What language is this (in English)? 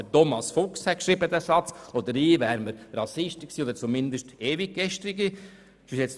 Swiss German